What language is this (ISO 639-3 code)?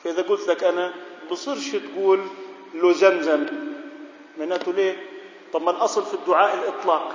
ara